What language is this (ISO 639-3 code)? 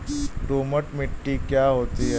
hin